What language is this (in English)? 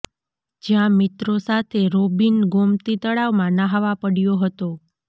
Gujarati